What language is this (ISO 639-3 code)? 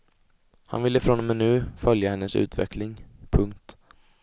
swe